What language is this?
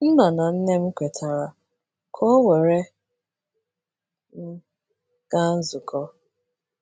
Igbo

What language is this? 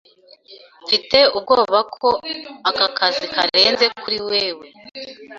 Kinyarwanda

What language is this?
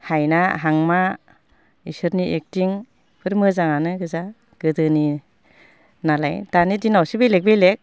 Bodo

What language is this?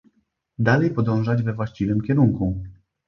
Polish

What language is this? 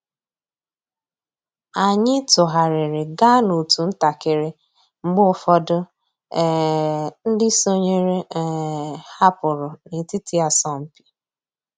Igbo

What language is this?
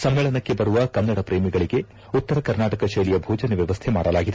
Kannada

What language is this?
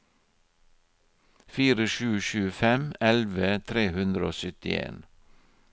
Norwegian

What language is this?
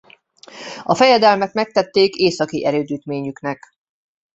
Hungarian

